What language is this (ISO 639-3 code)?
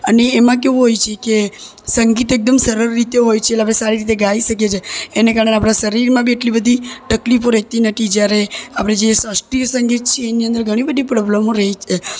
guj